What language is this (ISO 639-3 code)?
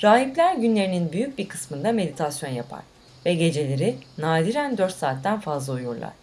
tur